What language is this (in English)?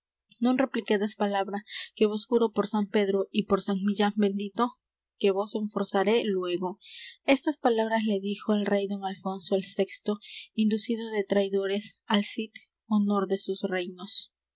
Spanish